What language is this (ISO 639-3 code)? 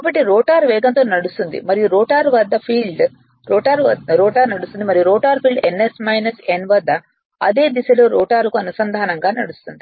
tel